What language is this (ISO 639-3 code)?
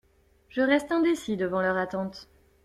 fra